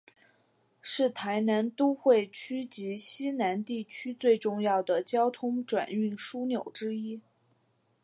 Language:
Chinese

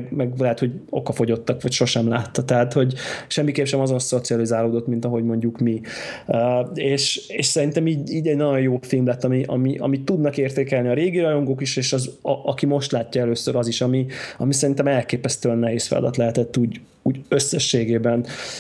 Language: Hungarian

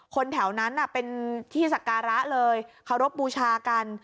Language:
Thai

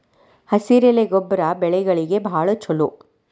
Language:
Kannada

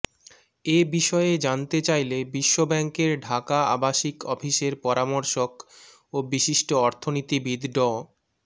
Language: Bangla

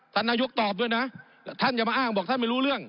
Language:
Thai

